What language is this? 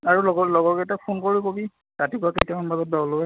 Assamese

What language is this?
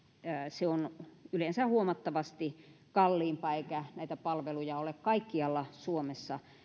Finnish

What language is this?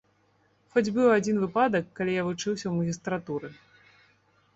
Belarusian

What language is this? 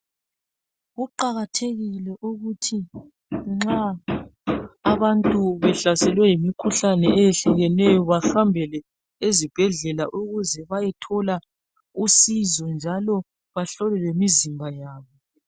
North Ndebele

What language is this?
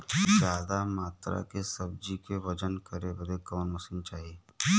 Bhojpuri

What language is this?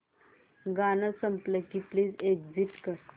Marathi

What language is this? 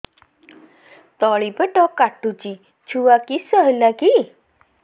Odia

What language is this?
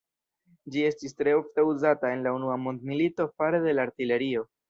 Esperanto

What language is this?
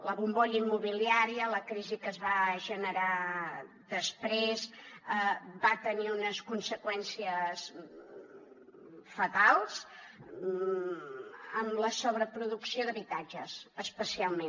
Catalan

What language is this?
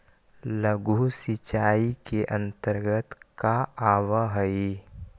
Magahi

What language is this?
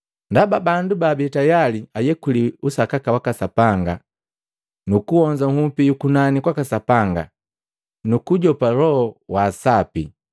Matengo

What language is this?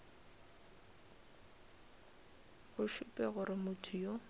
Northern Sotho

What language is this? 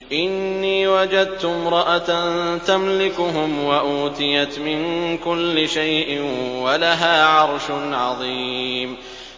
Arabic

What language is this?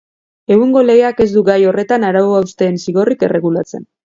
Basque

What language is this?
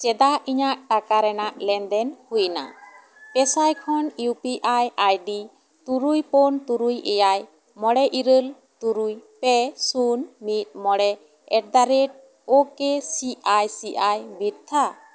Santali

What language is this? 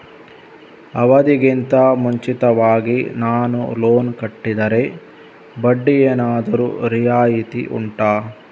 Kannada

